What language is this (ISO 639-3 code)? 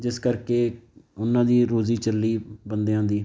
pan